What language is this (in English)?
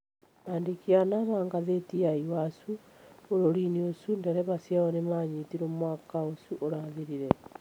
Kikuyu